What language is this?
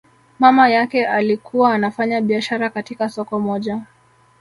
Swahili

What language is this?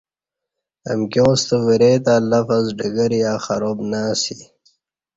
Kati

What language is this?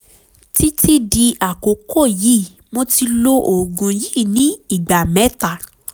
Yoruba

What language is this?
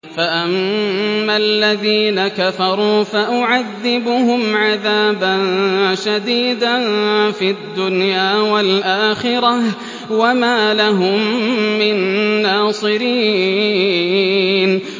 Arabic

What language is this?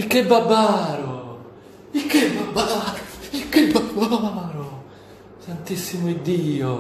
Italian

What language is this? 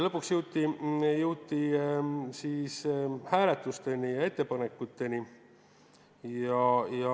Estonian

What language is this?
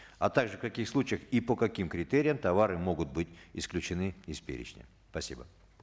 Kazakh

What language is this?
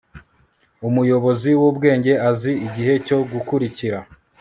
Kinyarwanda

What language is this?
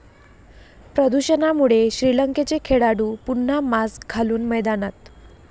Marathi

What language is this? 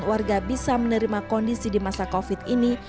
Indonesian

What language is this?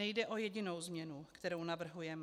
Czech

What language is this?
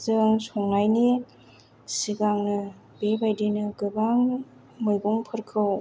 Bodo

